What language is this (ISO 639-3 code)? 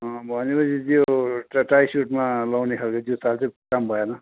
nep